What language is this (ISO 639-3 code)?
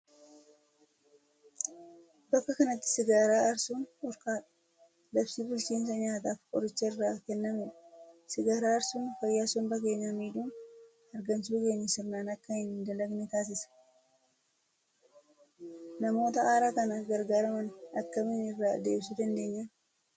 orm